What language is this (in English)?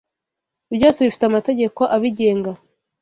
Kinyarwanda